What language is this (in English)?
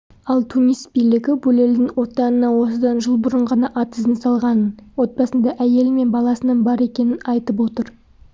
Kazakh